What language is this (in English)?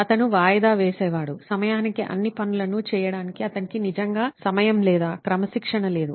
Telugu